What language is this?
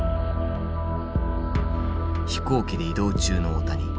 Japanese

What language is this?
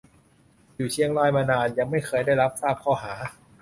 Thai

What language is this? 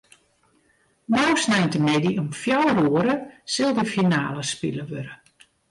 Western Frisian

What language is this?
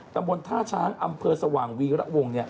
Thai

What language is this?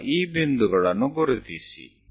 Kannada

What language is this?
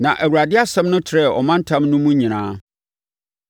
Akan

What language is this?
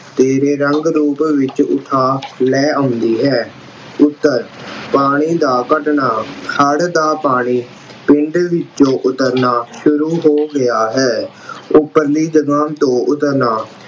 Punjabi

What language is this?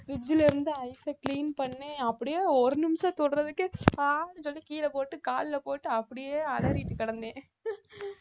Tamil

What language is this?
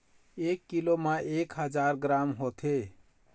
Chhattisgarhi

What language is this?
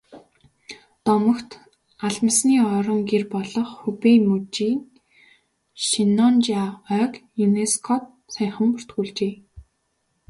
Mongolian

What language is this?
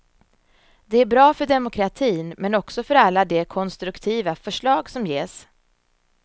Swedish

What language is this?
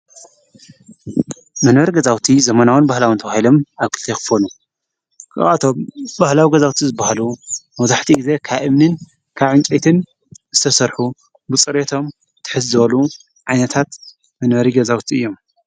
Tigrinya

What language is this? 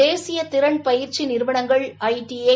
Tamil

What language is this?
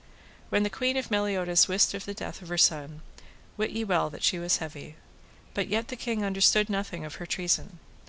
English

